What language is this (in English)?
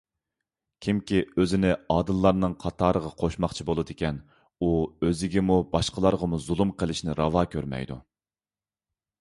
Uyghur